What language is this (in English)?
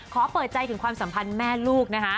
Thai